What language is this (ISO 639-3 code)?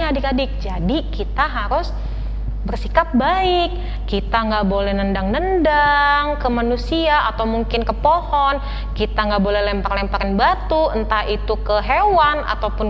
ind